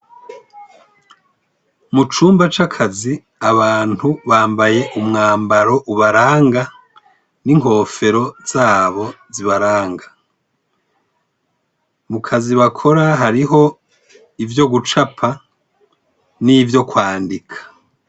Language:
Rundi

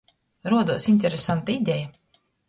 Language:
Latgalian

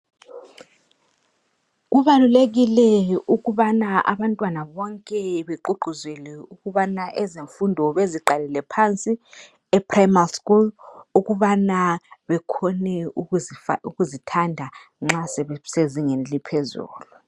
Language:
North Ndebele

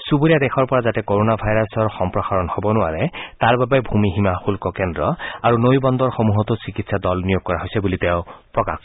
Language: Assamese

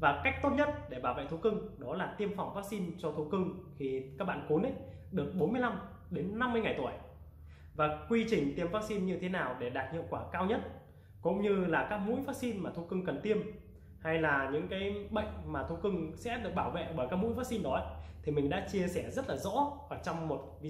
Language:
Vietnamese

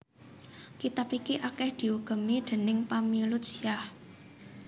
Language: Javanese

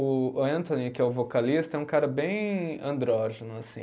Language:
Portuguese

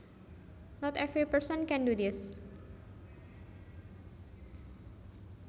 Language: Javanese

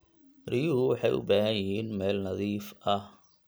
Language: Somali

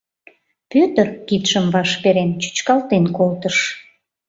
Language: Mari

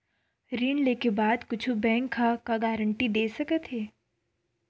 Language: Chhattisgarhi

